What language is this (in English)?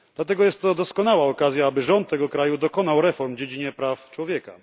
Polish